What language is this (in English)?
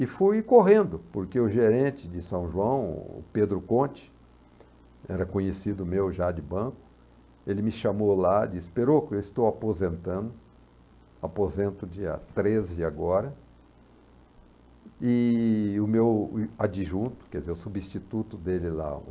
Portuguese